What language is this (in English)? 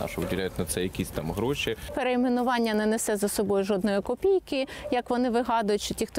Ukrainian